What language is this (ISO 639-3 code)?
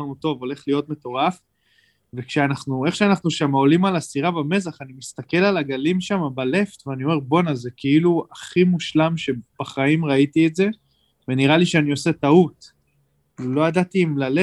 heb